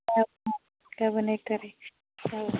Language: Bodo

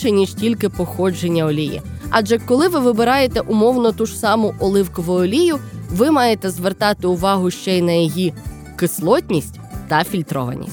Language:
Ukrainian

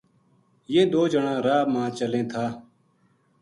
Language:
Gujari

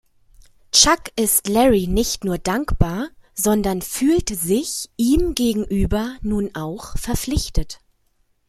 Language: German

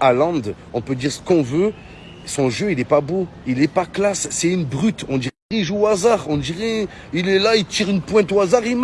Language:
French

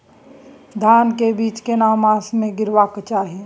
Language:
Maithili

